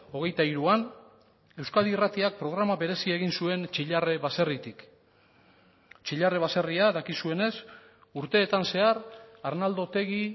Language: Basque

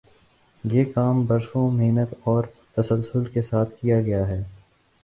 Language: Urdu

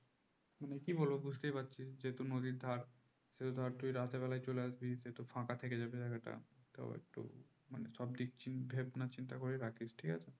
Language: Bangla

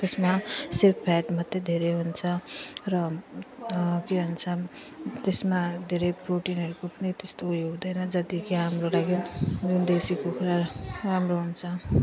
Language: Nepali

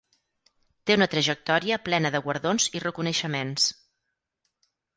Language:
Catalan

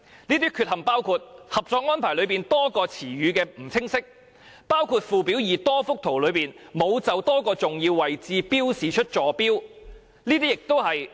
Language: Cantonese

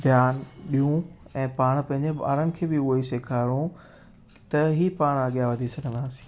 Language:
Sindhi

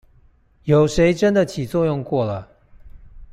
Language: Chinese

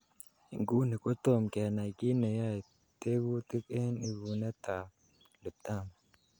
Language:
Kalenjin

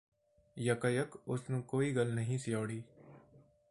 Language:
Punjabi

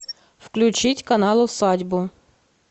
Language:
Russian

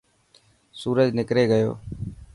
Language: Dhatki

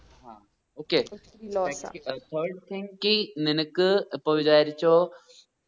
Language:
Malayalam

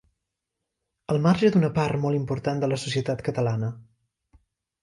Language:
Catalan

